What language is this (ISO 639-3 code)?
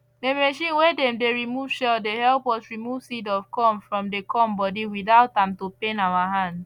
pcm